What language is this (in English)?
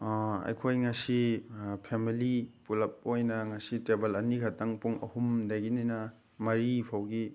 Manipuri